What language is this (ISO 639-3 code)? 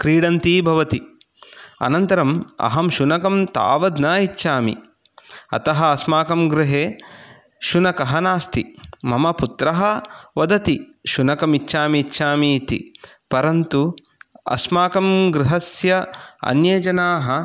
san